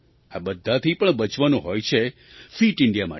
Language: Gujarati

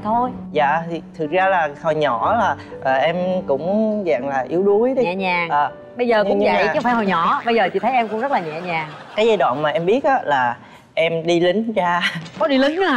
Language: Vietnamese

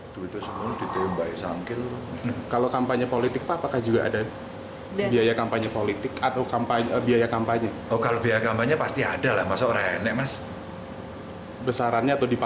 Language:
Indonesian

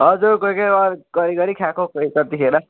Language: Nepali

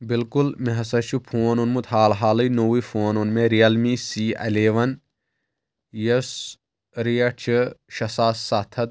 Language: Kashmiri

